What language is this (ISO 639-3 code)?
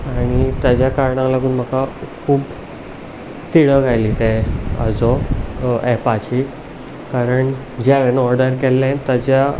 kok